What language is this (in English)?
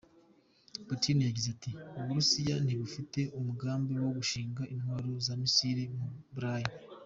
Kinyarwanda